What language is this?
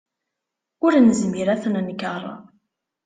Kabyle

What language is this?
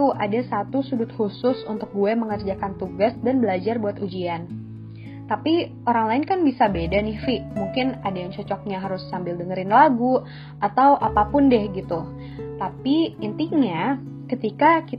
Indonesian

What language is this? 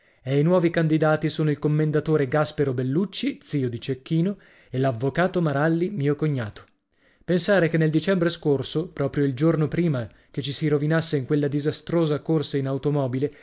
Italian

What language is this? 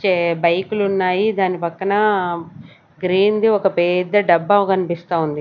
Telugu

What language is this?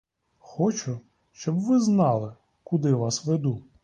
Ukrainian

